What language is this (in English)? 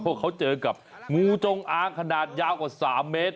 Thai